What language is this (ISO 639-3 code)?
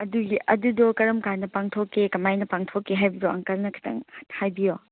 mni